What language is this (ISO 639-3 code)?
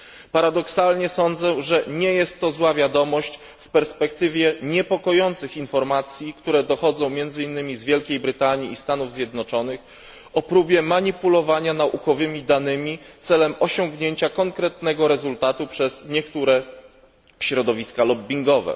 pol